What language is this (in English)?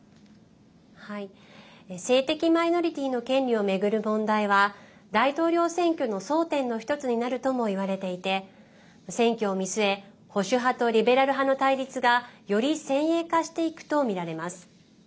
Japanese